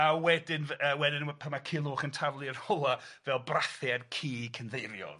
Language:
Welsh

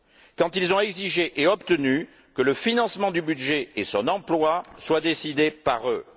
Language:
French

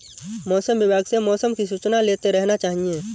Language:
Hindi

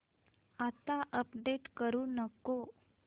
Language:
Marathi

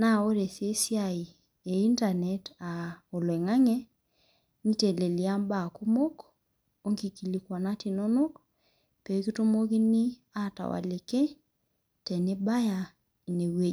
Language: Masai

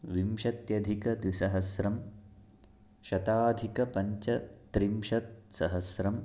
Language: Sanskrit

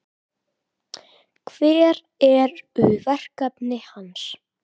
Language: Icelandic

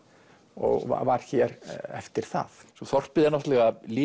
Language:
Icelandic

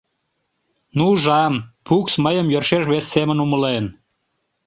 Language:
Mari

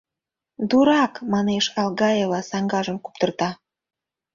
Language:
Mari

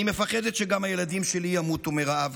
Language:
Hebrew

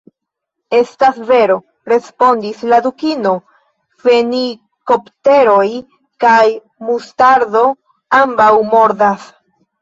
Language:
Esperanto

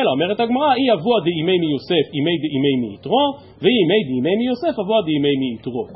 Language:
Hebrew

